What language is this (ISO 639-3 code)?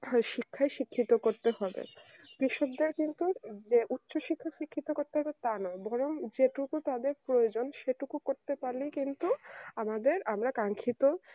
ben